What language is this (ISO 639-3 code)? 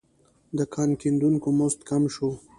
pus